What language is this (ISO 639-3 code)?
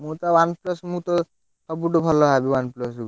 ori